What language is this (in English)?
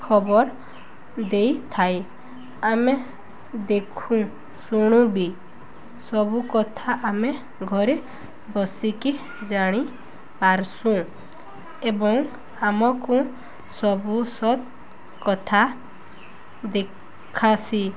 Odia